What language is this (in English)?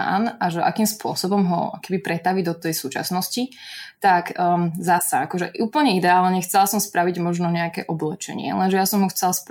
Slovak